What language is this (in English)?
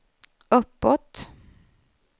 Swedish